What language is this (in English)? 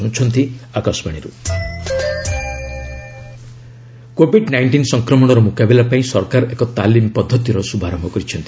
Odia